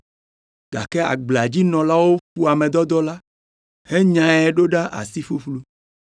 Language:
Ewe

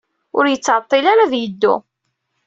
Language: Kabyle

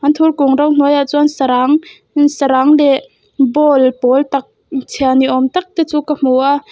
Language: Mizo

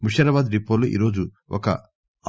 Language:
Telugu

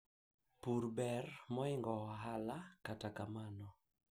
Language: Luo (Kenya and Tanzania)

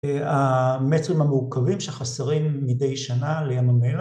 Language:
Hebrew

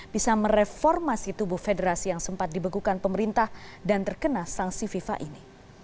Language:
Indonesian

